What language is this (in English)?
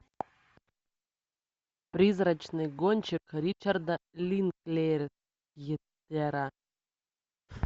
Russian